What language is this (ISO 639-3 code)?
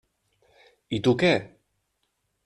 cat